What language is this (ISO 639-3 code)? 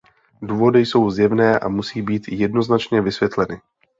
ces